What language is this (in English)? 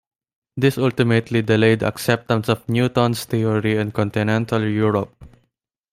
English